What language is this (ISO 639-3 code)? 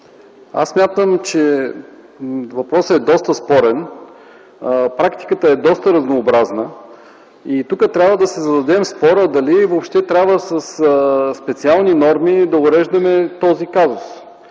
bul